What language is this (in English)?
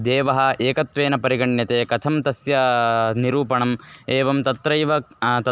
Sanskrit